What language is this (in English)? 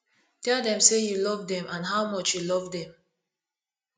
Nigerian Pidgin